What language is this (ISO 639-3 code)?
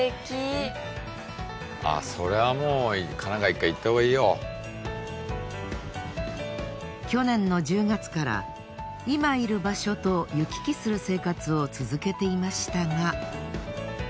jpn